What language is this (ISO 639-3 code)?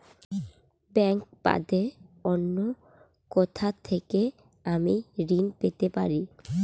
ben